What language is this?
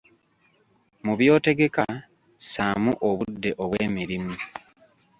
Ganda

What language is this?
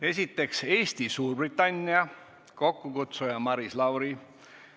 Estonian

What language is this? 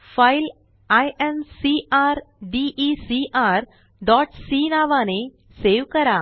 Marathi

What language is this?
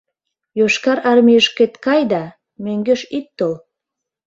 Mari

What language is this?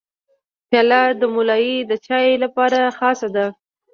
Pashto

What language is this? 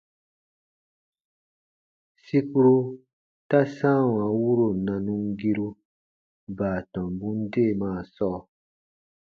Baatonum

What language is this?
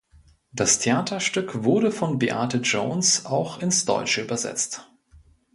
German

